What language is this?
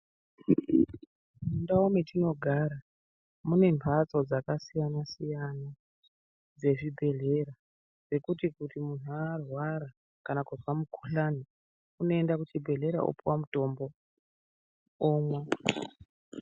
Ndau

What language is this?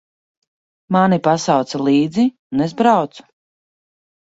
Latvian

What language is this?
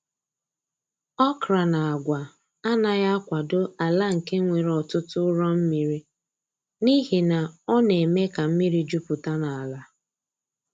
Igbo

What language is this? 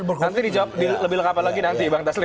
Indonesian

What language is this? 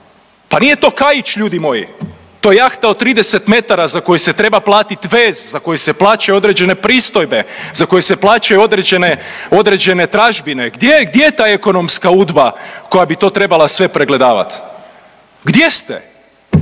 Croatian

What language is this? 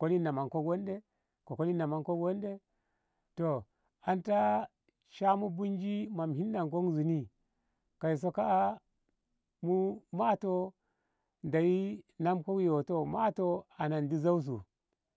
Ngamo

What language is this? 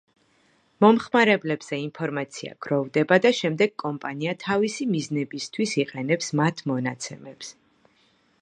Georgian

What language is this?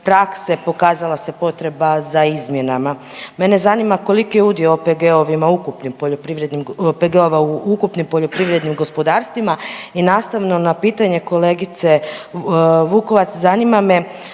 Croatian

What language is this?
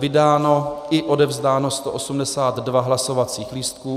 Czech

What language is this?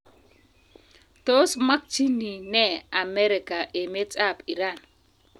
Kalenjin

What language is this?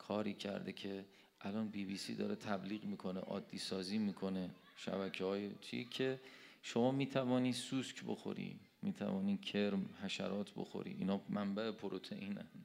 Persian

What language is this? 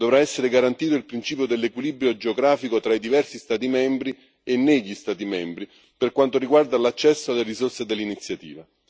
Italian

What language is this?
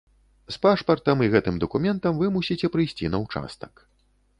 Belarusian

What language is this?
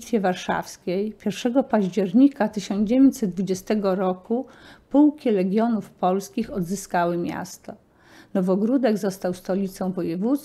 Polish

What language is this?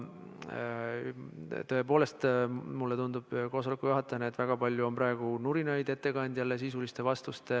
Estonian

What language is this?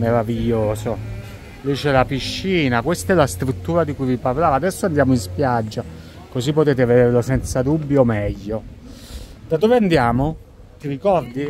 Italian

